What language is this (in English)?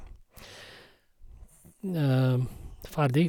Norwegian